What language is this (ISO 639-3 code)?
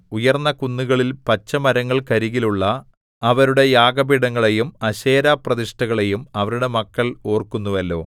mal